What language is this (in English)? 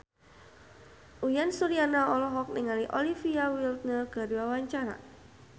Sundanese